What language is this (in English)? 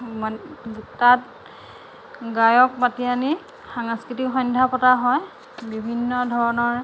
Assamese